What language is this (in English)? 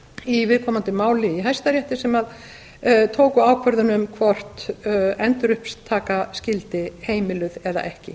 Icelandic